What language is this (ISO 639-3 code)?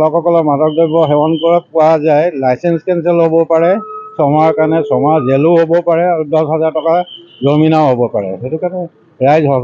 ben